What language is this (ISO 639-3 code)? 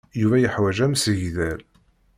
kab